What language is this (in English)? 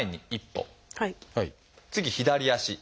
Japanese